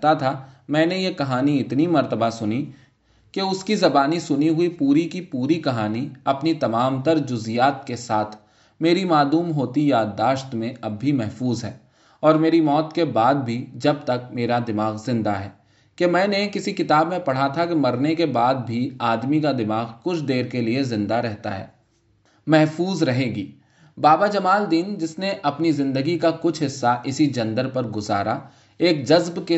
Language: Urdu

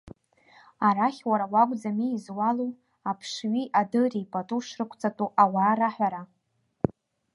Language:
Abkhazian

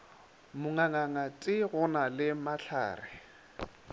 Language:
Northern Sotho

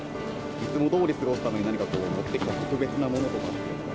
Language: Japanese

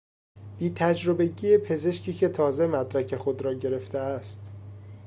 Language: Persian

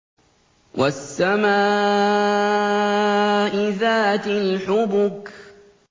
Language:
Arabic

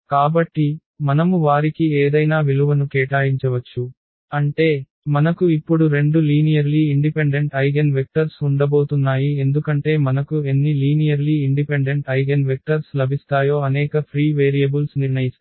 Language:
Telugu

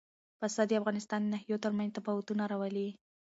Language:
Pashto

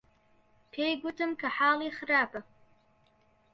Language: Central Kurdish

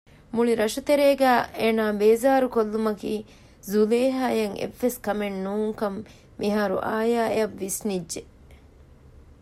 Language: Divehi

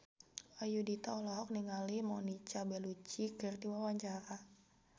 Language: Sundanese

